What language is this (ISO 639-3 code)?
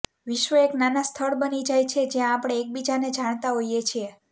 guj